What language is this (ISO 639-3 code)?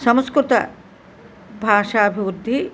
tel